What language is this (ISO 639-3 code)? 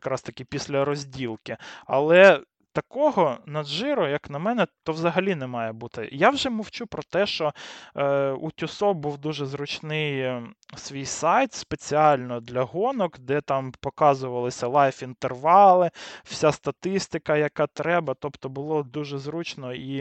ukr